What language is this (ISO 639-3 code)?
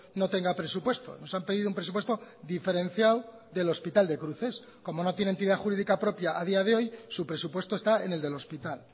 spa